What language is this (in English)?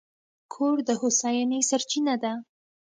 Pashto